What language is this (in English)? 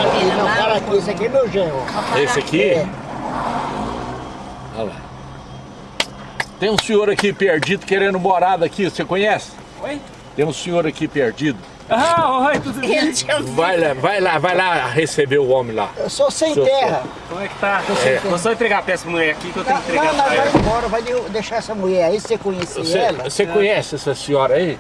Portuguese